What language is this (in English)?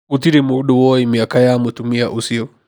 Kikuyu